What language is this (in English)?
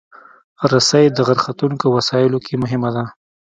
Pashto